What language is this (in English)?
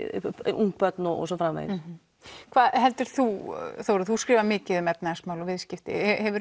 Icelandic